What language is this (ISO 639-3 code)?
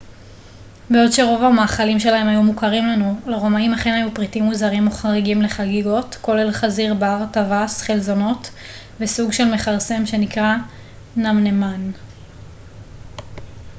heb